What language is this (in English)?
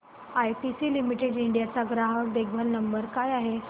Marathi